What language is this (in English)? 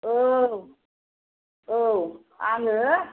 Bodo